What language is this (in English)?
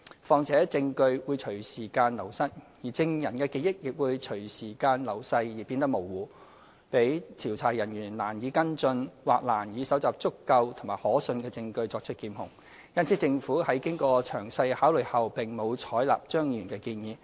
Cantonese